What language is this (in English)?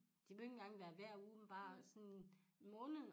Danish